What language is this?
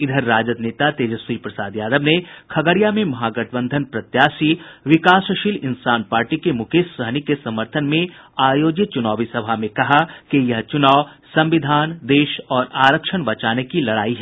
Hindi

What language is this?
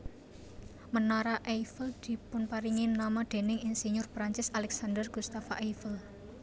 Javanese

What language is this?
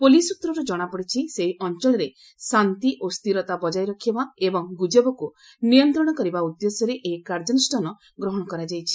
Odia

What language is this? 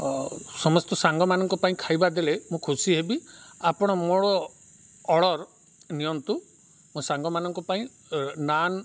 Odia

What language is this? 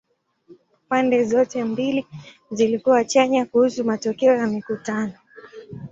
Swahili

